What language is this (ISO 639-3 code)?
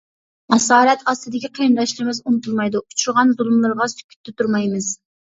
uig